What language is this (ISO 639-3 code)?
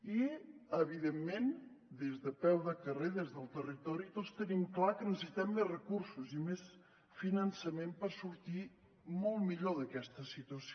cat